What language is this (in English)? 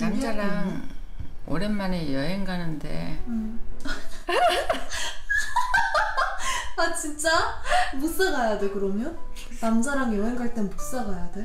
Korean